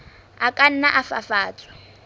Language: Southern Sotho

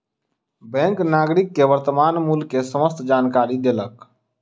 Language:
Maithili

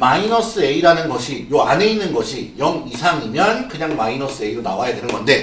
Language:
Korean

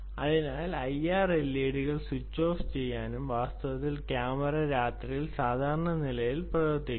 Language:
Malayalam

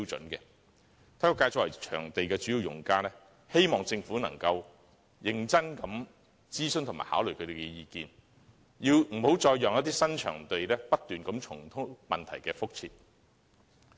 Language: Cantonese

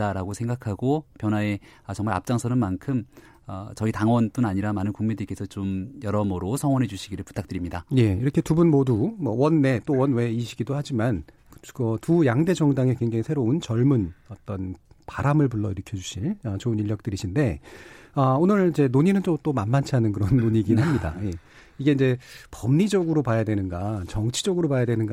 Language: Korean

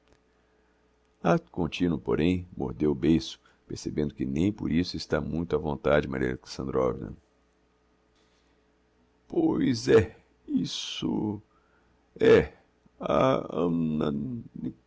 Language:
Portuguese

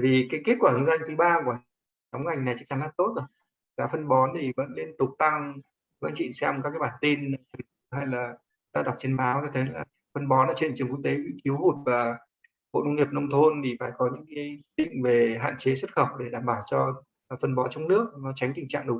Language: Vietnamese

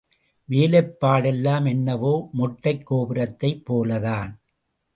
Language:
Tamil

